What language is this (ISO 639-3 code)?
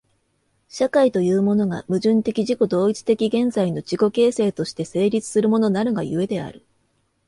jpn